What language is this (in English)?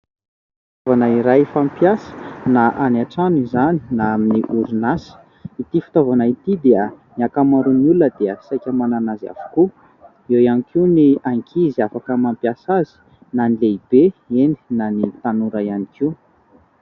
Malagasy